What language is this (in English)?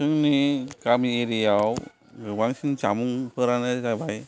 Bodo